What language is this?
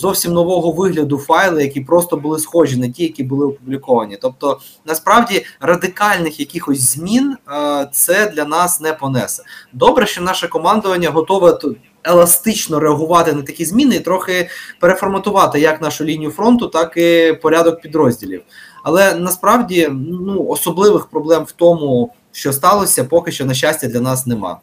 Ukrainian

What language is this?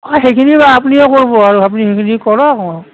Assamese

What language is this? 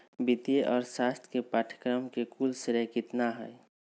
Magahi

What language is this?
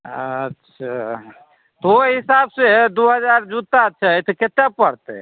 Maithili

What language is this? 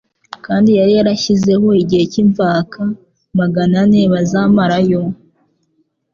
Kinyarwanda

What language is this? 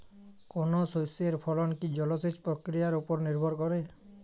Bangla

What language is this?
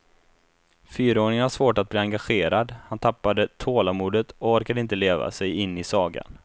Swedish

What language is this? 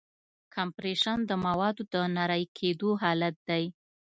Pashto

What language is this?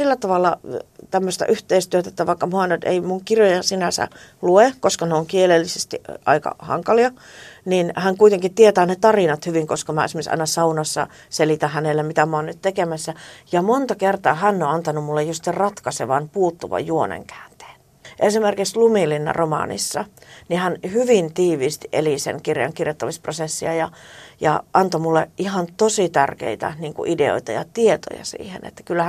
Finnish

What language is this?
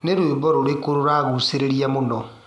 Kikuyu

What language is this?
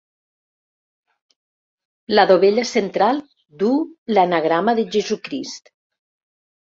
Catalan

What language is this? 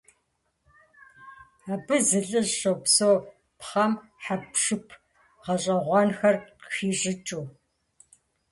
Kabardian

